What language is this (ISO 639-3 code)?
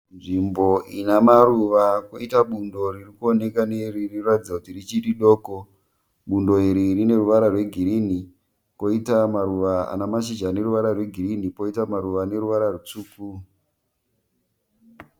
sna